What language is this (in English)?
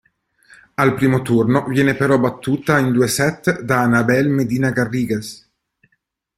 Italian